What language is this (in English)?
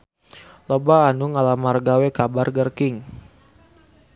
Sundanese